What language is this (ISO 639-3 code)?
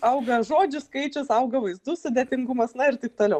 lit